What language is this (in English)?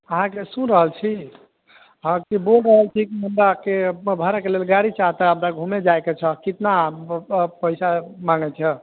Maithili